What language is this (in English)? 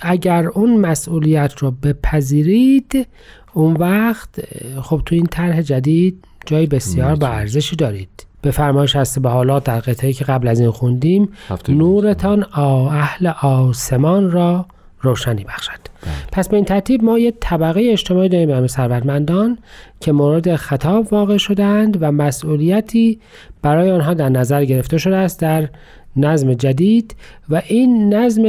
Persian